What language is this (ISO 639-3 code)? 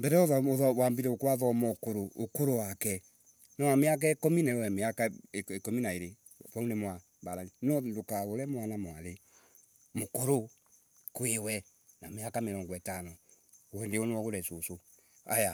ebu